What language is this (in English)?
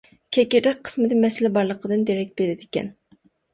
Uyghur